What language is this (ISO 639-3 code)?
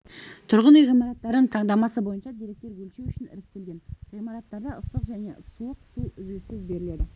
kaz